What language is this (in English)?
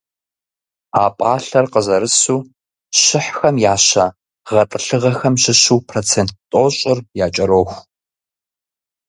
Kabardian